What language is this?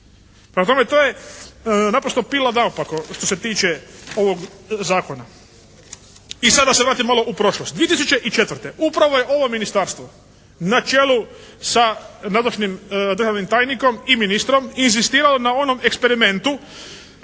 Croatian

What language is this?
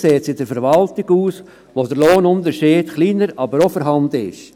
Swiss German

